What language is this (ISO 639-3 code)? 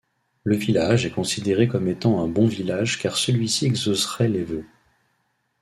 fra